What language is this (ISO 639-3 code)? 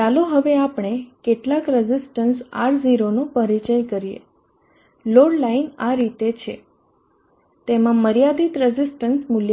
guj